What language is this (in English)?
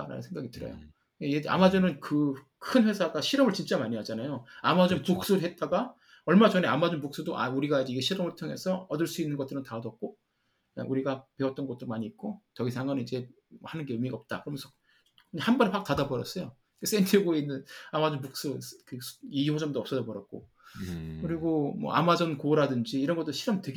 Korean